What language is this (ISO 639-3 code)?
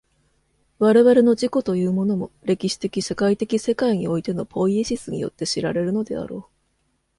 jpn